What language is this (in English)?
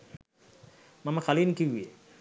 Sinhala